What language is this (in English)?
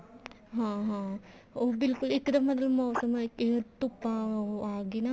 Punjabi